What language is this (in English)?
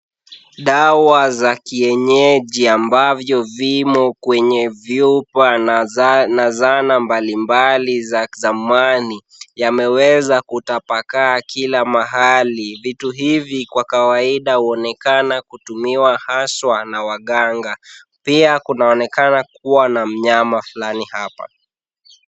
Swahili